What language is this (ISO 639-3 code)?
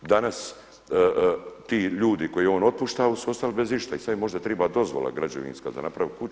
hrv